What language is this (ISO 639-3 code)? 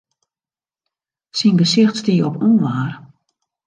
fry